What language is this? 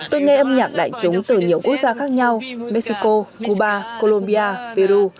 Vietnamese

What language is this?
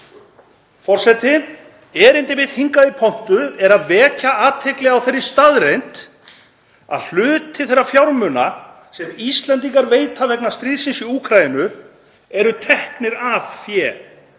Icelandic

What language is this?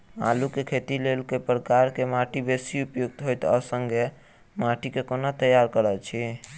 Maithili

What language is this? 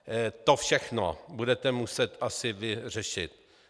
Czech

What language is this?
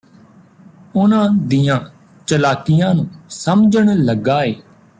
Punjabi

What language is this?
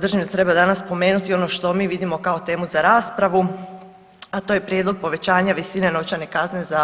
Croatian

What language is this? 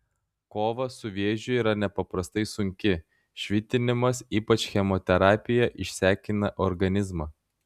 Lithuanian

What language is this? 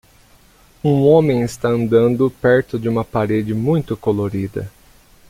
Portuguese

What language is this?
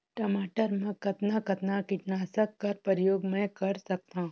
Chhattisgarhi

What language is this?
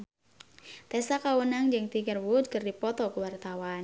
Sundanese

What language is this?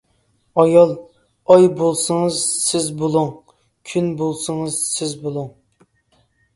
Uyghur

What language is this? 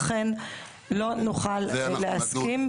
Hebrew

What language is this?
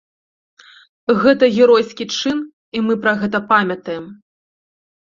Belarusian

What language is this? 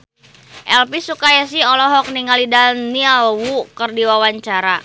Sundanese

